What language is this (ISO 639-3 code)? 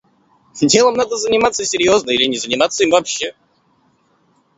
rus